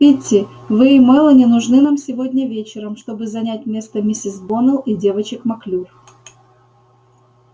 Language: Russian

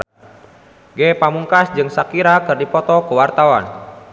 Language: Sundanese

